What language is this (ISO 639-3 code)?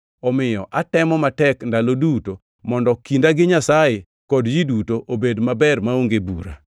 luo